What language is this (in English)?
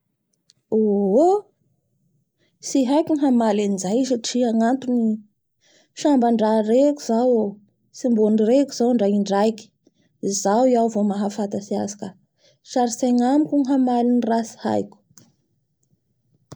Bara Malagasy